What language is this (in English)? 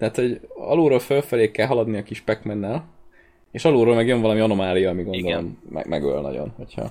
Hungarian